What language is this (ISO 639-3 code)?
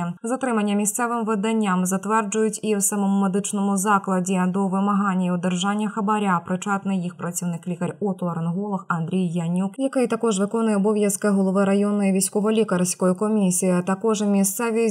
ukr